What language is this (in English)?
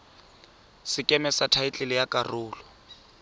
Tswana